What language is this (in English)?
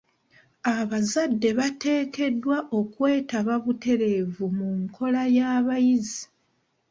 Ganda